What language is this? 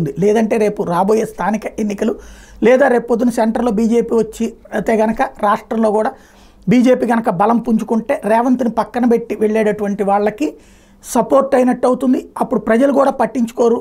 Telugu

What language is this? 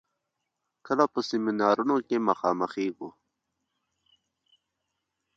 Pashto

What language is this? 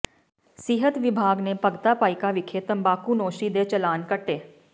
Punjabi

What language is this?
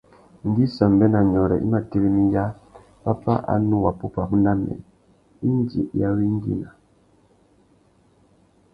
Tuki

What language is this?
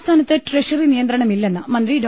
Malayalam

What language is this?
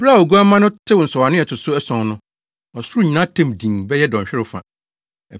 Akan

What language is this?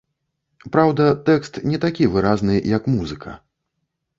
Belarusian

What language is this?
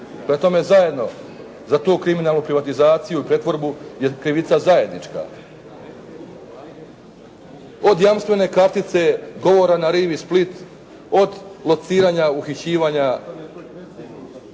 Croatian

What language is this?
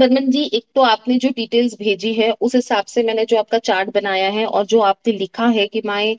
Hindi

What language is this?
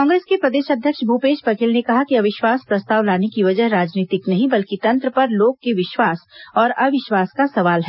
Hindi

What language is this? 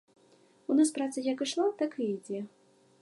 Belarusian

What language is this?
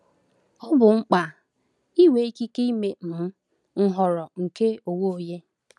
Igbo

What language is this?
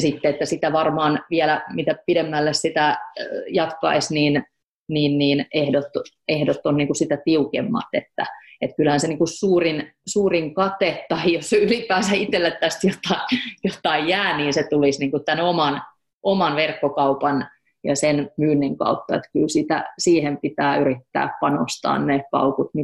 Finnish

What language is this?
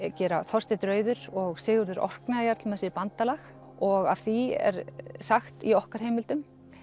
Icelandic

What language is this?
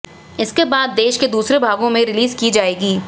Hindi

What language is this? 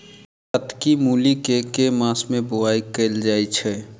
Maithili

